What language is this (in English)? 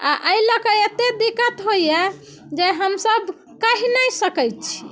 Maithili